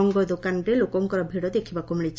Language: Odia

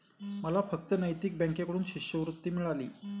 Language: Marathi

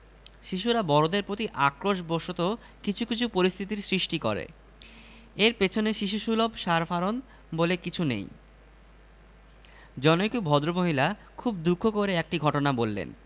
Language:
Bangla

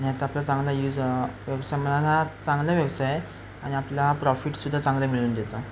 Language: Marathi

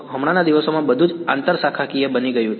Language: Gujarati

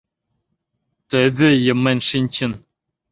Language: Mari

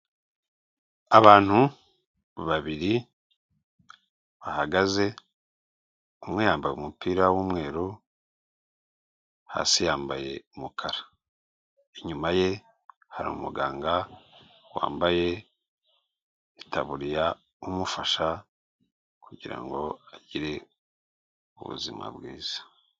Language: Kinyarwanda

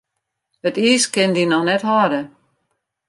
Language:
Western Frisian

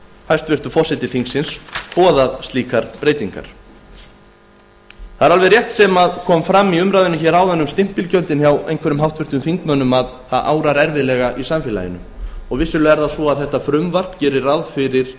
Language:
Icelandic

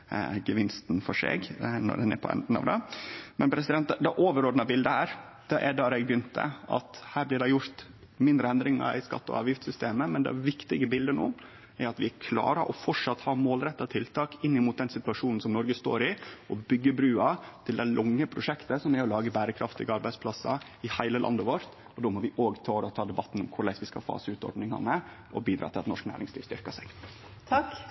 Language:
Norwegian Nynorsk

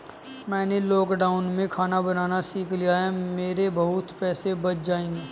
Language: Hindi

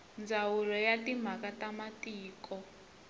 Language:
Tsonga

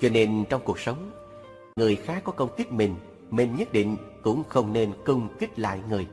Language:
Vietnamese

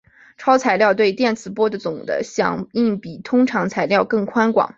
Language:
Chinese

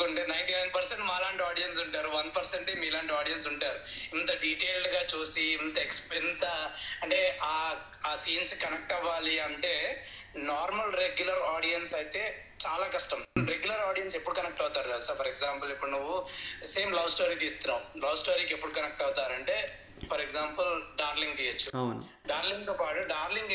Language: Telugu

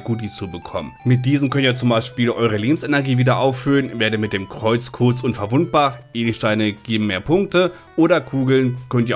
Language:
German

